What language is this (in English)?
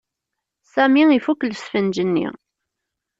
Kabyle